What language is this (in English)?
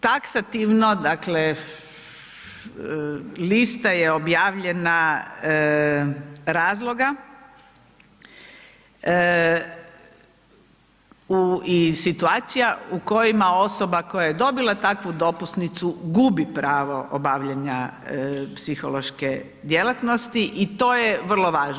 Croatian